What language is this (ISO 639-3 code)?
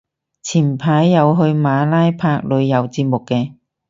yue